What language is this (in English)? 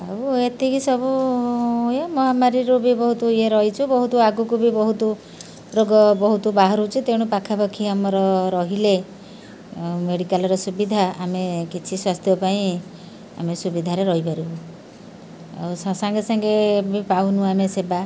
Odia